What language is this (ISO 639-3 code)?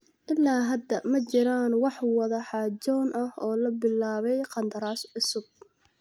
som